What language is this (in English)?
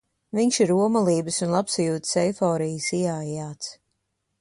Latvian